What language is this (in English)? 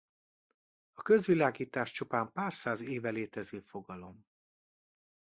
Hungarian